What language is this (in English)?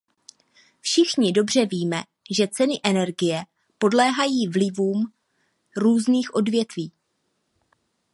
Czech